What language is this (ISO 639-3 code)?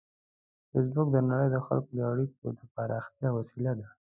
pus